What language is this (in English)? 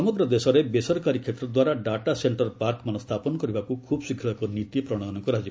Odia